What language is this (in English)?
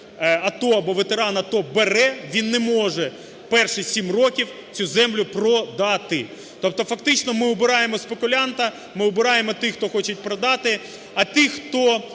Ukrainian